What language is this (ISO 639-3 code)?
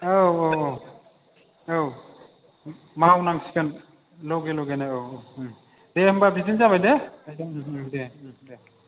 brx